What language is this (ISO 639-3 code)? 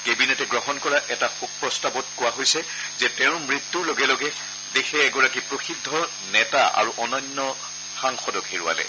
asm